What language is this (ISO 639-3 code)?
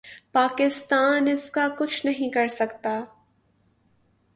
urd